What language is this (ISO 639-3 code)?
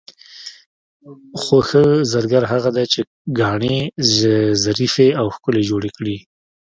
pus